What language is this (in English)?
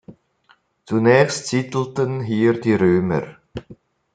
German